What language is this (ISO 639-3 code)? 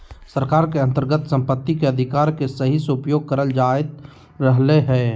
mag